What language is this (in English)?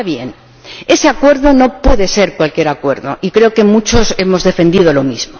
Spanish